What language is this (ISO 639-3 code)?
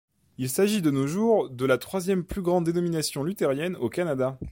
fra